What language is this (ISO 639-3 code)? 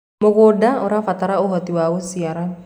kik